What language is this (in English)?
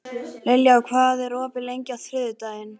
Icelandic